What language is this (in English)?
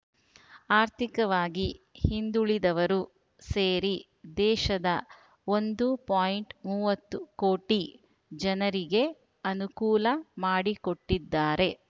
Kannada